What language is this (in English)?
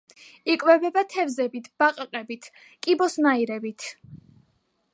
Georgian